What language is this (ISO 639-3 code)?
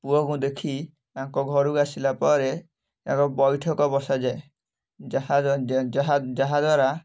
ori